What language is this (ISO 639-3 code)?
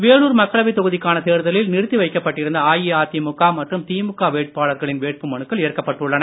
tam